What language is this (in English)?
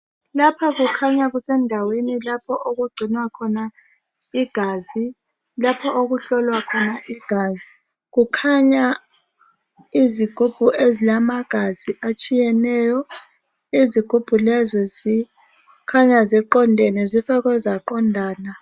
North Ndebele